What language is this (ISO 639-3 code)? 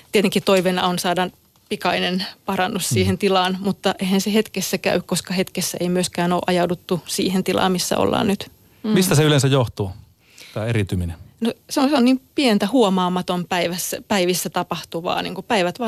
fin